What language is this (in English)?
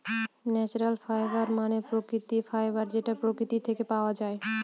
Bangla